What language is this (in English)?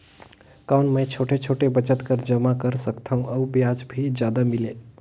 Chhattisgarhi